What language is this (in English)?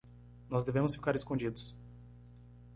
Portuguese